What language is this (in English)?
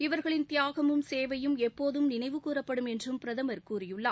Tamil